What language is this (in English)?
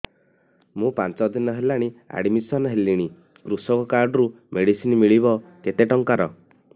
Odia